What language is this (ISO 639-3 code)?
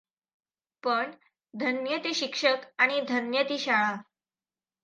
mar